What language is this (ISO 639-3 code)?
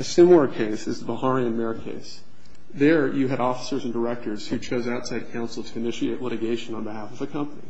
eng